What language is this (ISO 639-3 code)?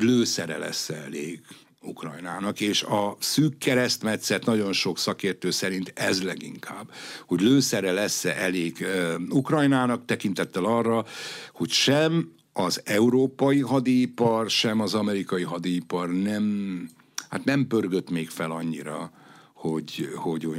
hun